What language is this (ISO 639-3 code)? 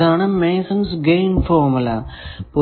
mal